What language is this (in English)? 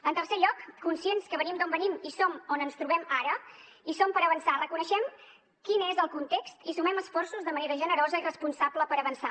Catalan